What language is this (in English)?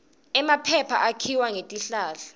Swati